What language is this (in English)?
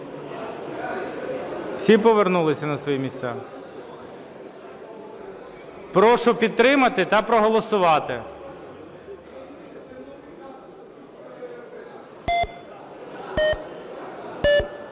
Ukrainian